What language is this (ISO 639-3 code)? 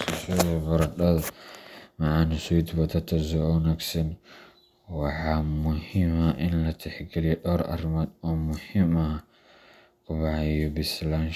som